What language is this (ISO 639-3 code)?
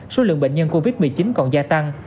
vie